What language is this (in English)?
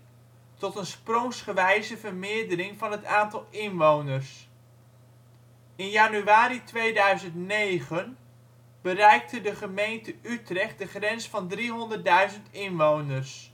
Dutch